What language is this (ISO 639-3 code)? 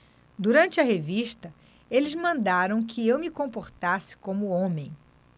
por